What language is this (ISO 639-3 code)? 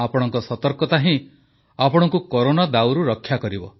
ori